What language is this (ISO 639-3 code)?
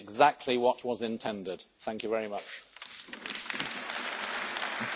ita